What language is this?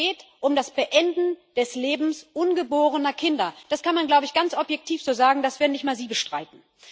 German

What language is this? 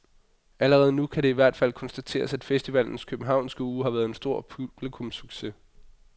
Danish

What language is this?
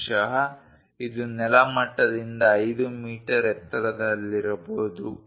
Kannada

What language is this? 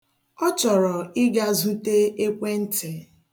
Igbo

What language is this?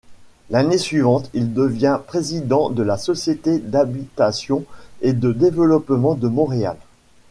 French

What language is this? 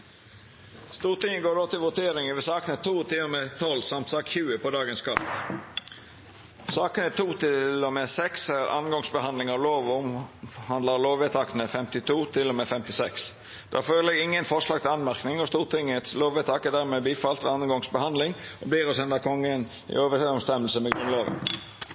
Norwegian Nynorsk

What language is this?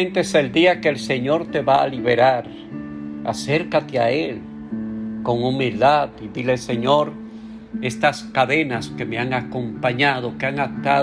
Spanish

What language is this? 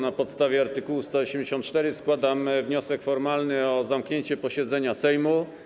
Polish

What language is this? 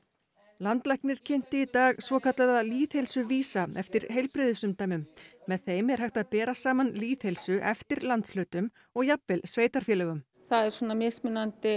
Icelandic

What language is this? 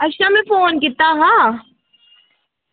Dogri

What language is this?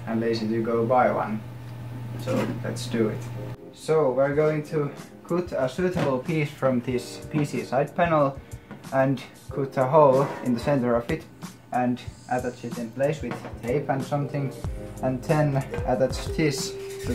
English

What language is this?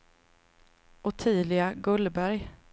Swedish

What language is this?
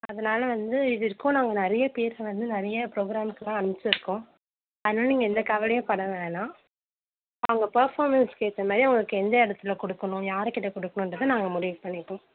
Tamil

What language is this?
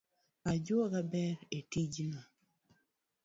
Luo (Kenya and Tanzania)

